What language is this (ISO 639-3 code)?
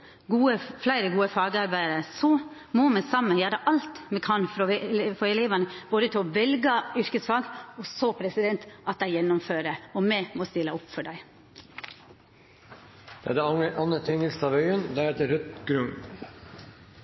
nor